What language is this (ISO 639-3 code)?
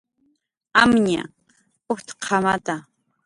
jqr